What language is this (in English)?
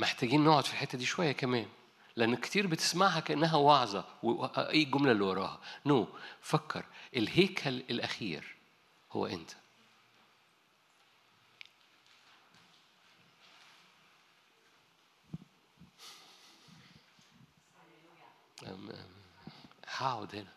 Arabic